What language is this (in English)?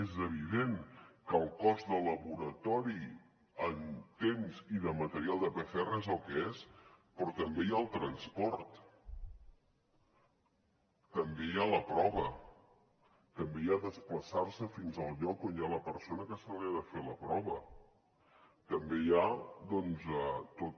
Catalan